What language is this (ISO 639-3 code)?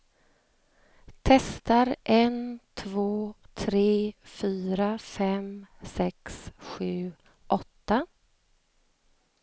swe